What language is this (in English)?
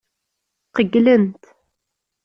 Kabyle